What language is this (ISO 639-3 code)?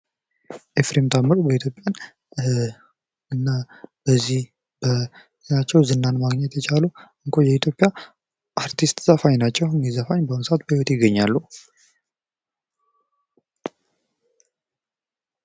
amh